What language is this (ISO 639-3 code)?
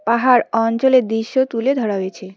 ben